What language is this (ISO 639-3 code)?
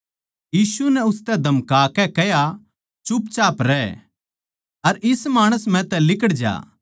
bgc